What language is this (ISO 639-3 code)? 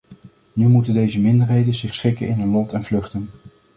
nld